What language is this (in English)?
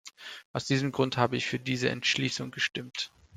German